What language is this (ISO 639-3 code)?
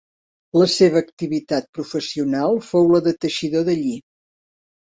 cat